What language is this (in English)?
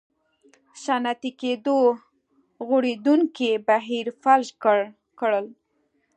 Pashto